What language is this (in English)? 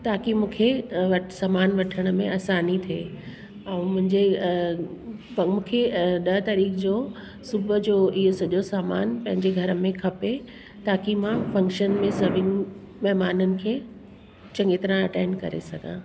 Sindhi